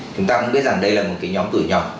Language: Vietnamese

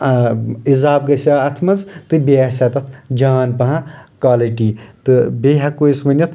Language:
Kashmiri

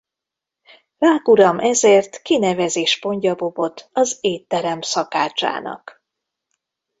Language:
Hungarian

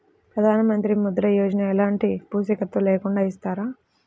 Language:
Telugu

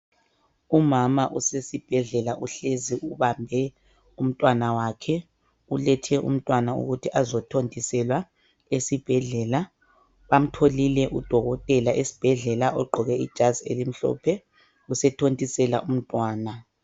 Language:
North Ndebele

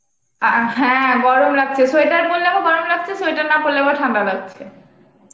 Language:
Bangla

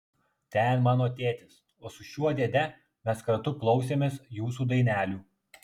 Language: Lithuanian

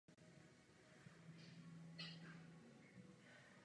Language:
Czech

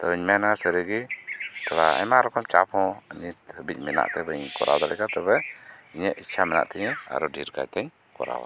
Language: Santali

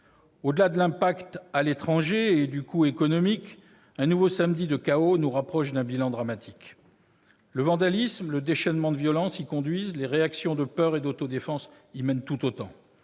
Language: French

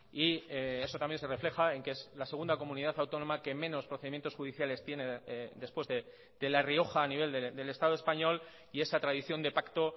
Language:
Spanish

